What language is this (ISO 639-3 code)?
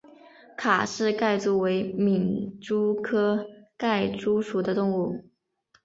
zho